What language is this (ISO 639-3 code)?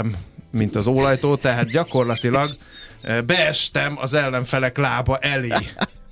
hun